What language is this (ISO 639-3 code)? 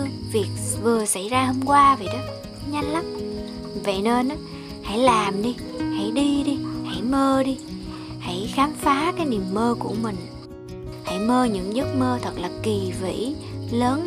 vie